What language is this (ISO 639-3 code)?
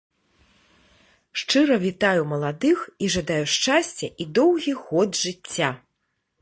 bel